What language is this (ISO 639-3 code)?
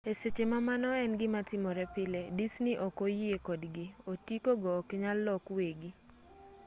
luo